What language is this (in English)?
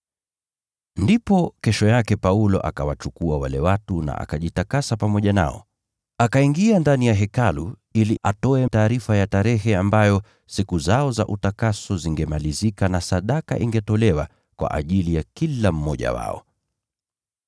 Swahili